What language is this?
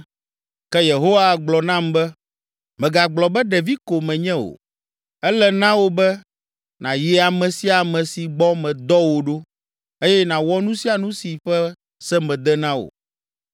Ewe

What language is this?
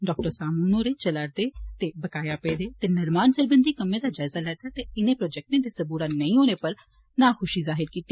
Dogri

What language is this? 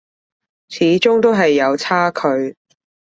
Cantonese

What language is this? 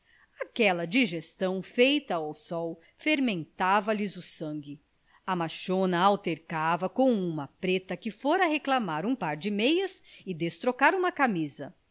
Portuguese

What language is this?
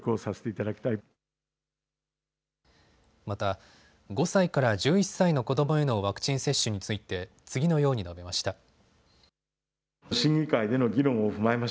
Japanese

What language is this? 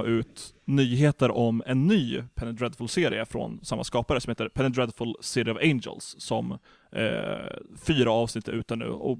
Swedish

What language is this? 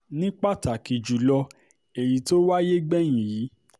Yoruba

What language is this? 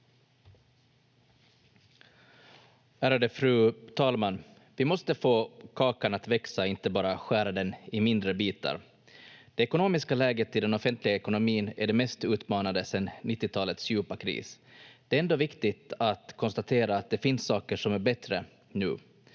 Finnish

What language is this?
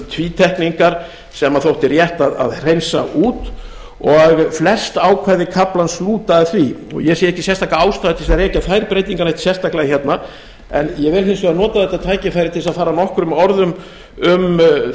Icelandic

